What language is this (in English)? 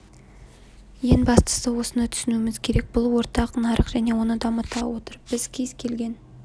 Kazakh